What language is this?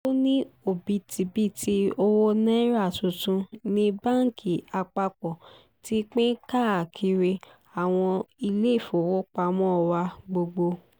Yoruba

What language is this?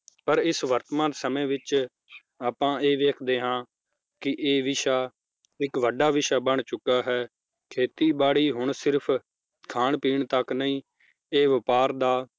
Punjabi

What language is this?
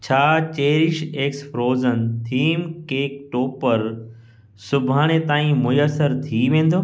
Sindhi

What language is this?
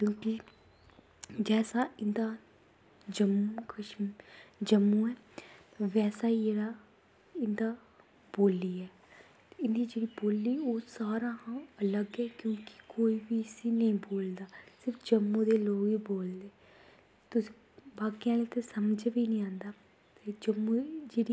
Dogri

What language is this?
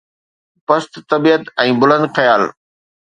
Sindhi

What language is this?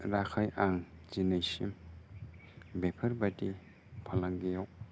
Bodo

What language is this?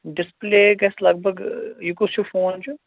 Kashmiri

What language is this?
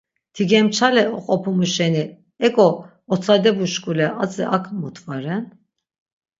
Laz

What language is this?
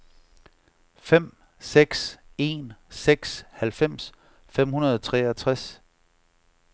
Danish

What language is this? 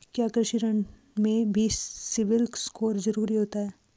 Hindi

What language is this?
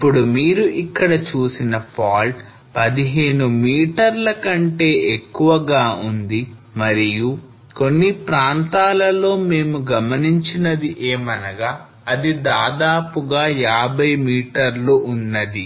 Telugu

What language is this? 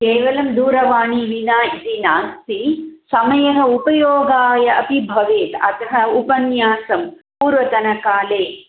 Sanskrit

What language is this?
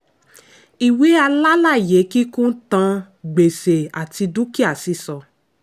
Yoruba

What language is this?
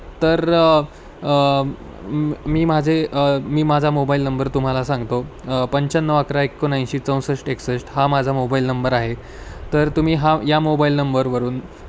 Marathi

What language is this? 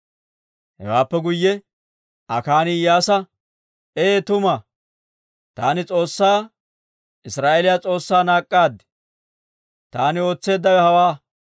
Dawro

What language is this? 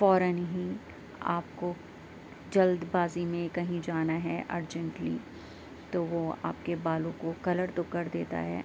Urdu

